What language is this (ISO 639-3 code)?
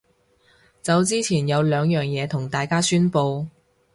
yue